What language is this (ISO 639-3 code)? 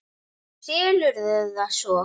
isl